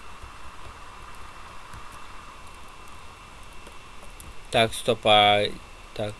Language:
Russian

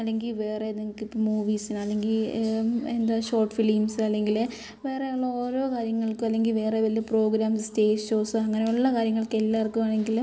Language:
Malayalam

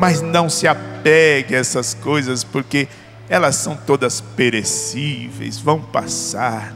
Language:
Portuguese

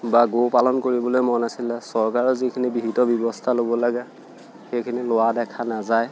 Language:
Assamese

